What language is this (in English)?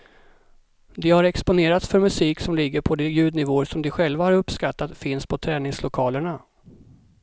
Swedish